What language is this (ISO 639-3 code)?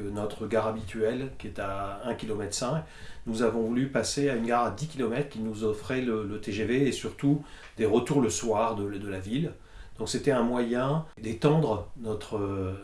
fra